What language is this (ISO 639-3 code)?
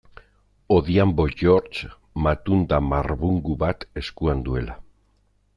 eus